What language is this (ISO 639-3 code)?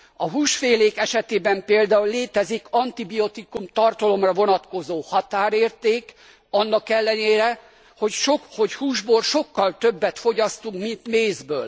hun